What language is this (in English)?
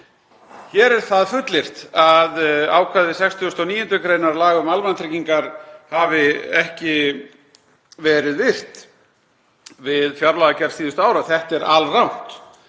Icelandic